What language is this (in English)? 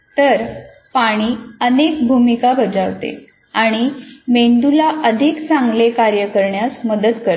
Marathi